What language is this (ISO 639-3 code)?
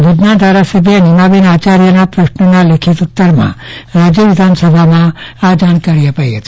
guj